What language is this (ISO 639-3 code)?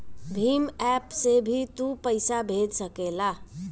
bho